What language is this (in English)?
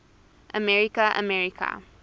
English